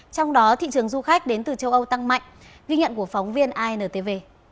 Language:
Vietnamese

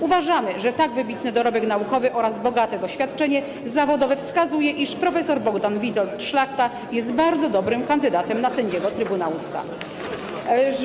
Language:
Polish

